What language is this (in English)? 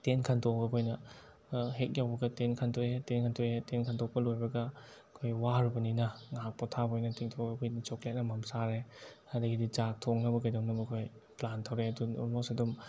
Manipuri